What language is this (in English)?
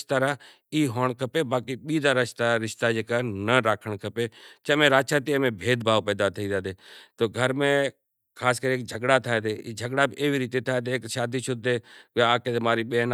Kachi Koli